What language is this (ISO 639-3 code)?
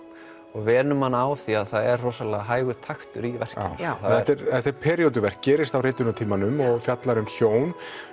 isl